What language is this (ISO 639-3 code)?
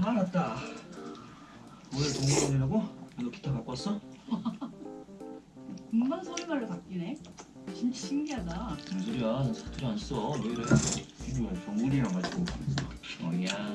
kor